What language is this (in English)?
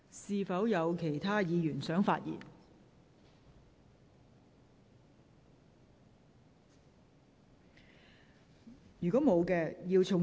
Cantonese